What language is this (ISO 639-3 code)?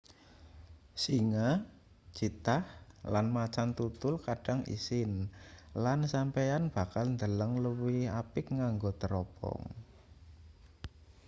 jav